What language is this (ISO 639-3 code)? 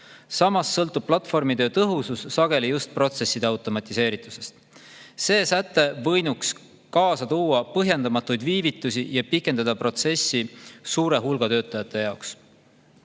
est